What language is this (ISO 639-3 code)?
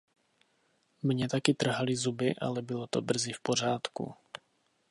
ces